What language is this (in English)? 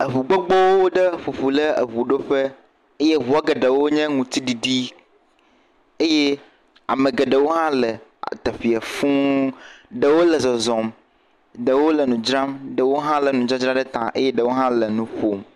Ewe